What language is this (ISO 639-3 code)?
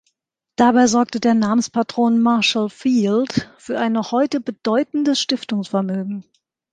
deu